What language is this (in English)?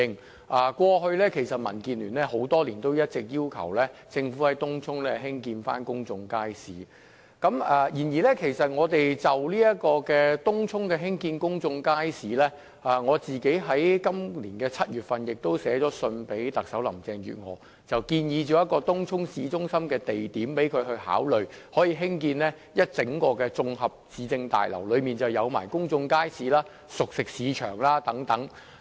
Cantonese